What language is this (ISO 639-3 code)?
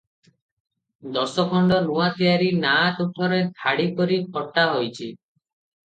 ori